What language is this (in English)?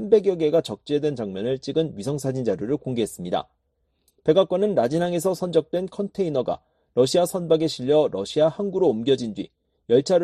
Korean